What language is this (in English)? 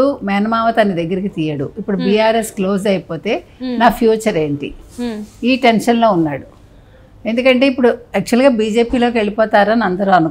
Telugu